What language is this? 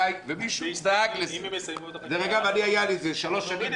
Hebrew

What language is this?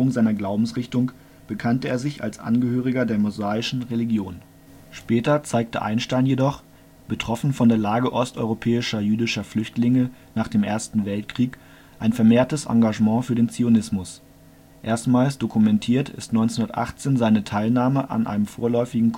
German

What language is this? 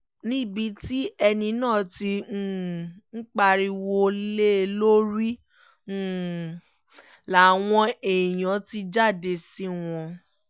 Yoruba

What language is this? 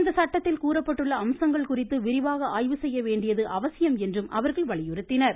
Tamil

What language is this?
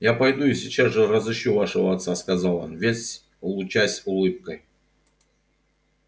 Russian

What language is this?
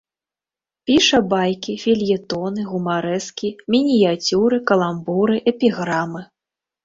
Belarusian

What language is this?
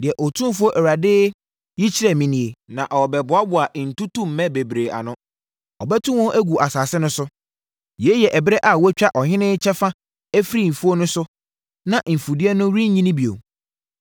Akan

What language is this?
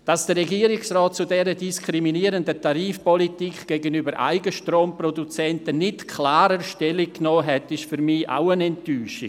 Swiss German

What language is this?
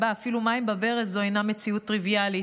Hebrew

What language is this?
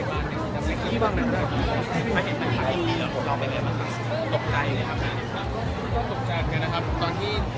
Thai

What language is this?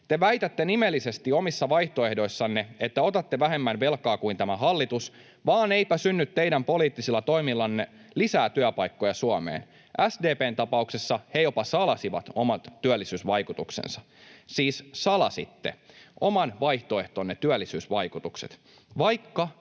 Finnish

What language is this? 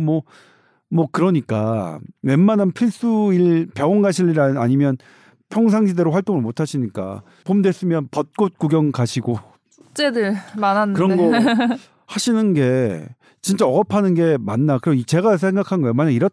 Korean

